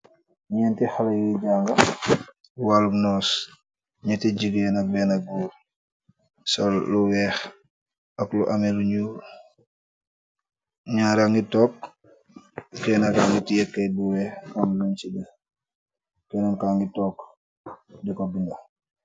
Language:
Wolof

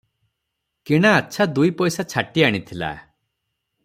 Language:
Odia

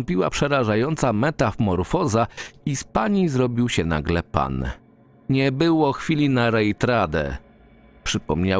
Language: Polish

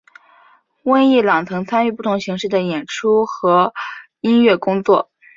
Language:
Chinese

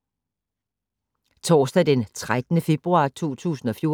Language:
Danish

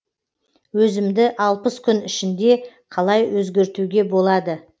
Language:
Kazakh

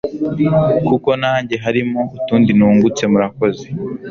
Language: Kinyarwanda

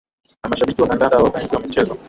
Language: Swahili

